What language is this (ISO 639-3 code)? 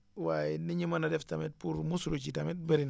wol